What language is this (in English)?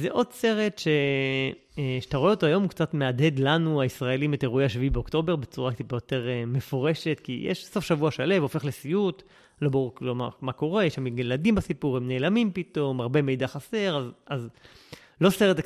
Hebrew